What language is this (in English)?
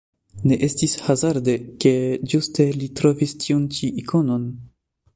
Esperanto